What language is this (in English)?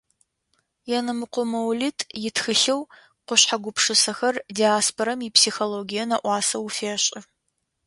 Adyghe